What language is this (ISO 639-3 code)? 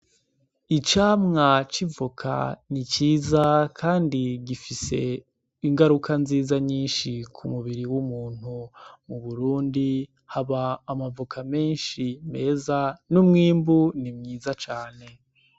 run